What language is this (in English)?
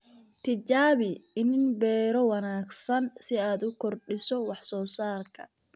Somali